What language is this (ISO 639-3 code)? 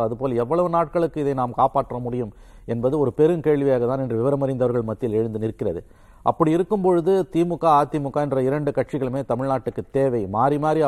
tam